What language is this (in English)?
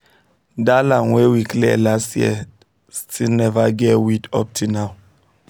Nigerian Pidgin